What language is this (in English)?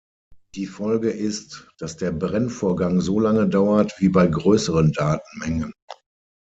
German